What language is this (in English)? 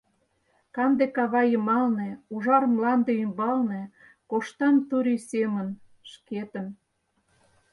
Mari